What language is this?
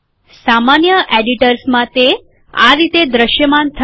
Gujarati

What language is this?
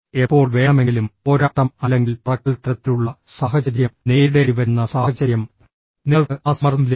Malayalam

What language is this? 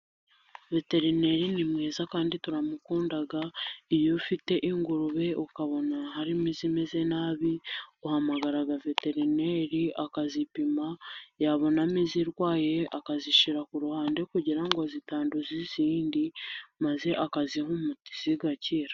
Kinyarwanda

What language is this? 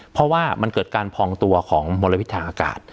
Thai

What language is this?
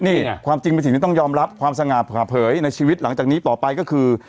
Thai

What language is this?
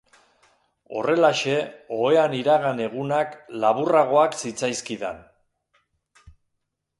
Basque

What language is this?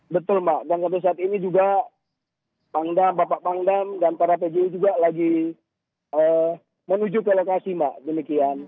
Indonesian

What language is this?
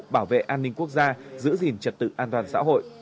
Vietnamese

